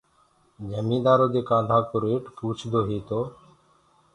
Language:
Gurgula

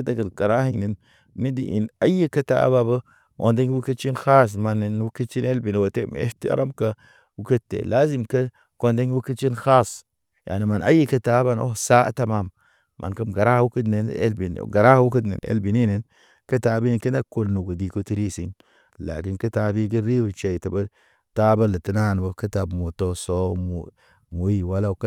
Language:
Naba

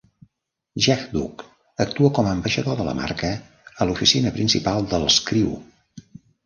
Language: Catalan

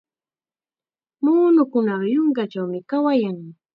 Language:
Chiquián Ancash Quechua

